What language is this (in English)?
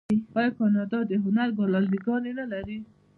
Pashto